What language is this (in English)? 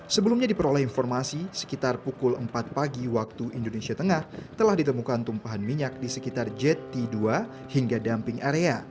Indonesian